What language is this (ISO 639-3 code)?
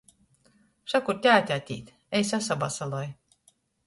ltg